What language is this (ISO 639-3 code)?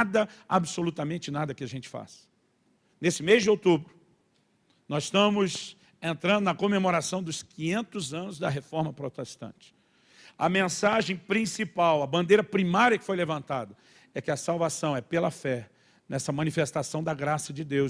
por